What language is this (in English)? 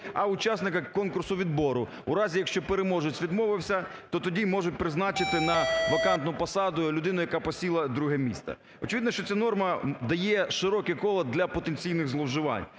Ukrainian